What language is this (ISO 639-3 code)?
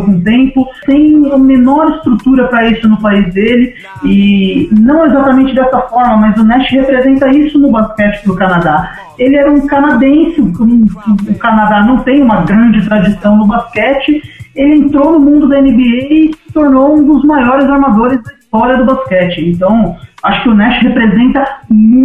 por